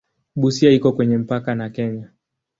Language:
Swahili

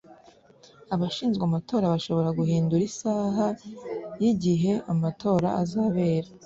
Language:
Kinyarwanda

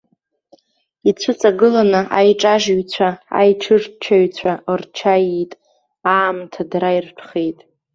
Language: Abkhazian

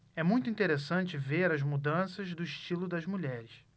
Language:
Portuguese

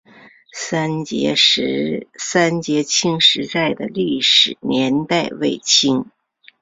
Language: Chinese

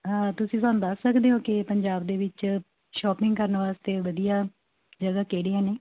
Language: Punjabi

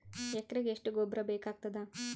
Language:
Kannada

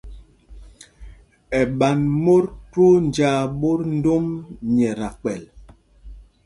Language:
Mpumpong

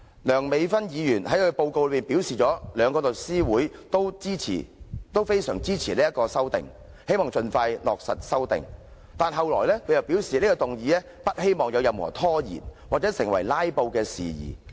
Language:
Cantonese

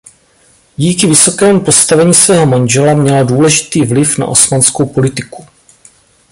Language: Czech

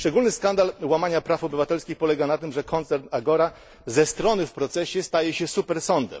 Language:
Polish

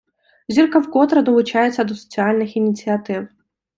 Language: Ukrainian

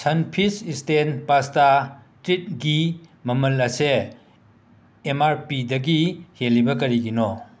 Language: Manipuri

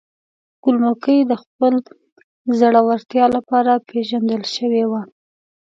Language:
Pashto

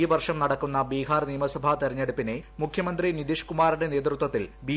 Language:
Malayalam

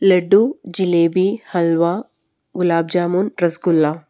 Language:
Malayalam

